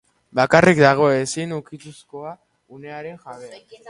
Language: Basque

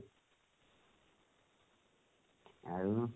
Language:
Odia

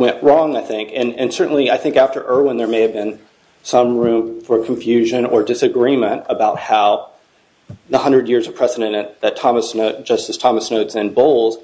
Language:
English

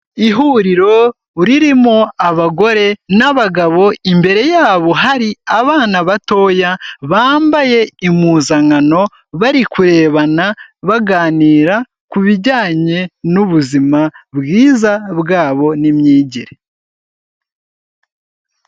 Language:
Kinyarwanda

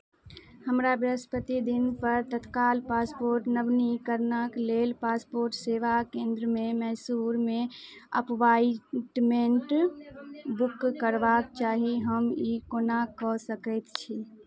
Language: Maithili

